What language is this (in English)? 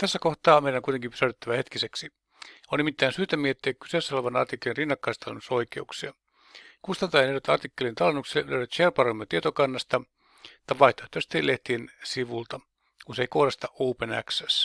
Finnish